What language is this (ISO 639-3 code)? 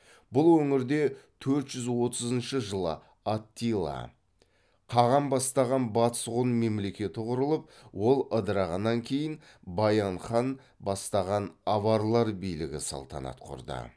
kaz